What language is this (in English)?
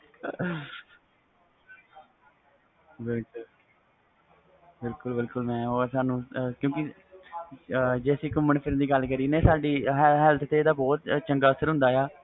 Punjabi